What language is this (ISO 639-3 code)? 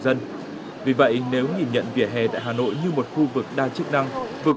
vie